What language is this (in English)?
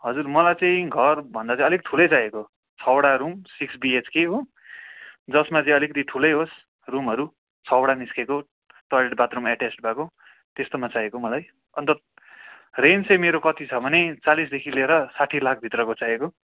Nepali